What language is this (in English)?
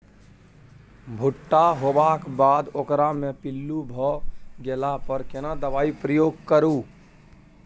Maithili